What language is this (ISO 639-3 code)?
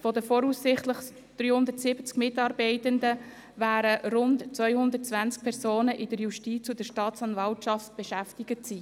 gsw